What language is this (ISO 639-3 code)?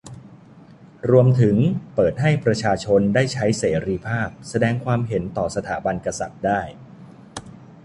tha